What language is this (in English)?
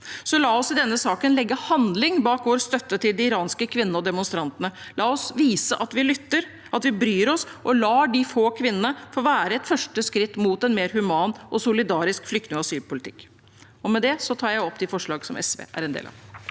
Norwegian